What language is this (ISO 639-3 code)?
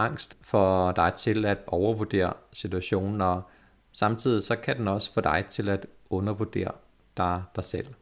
dan